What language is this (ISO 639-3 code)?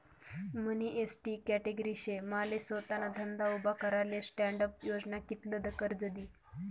mar